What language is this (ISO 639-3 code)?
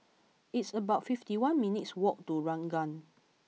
eng